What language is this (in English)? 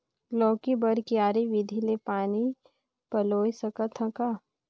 Chhattisgarhi